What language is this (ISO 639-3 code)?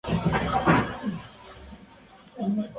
spa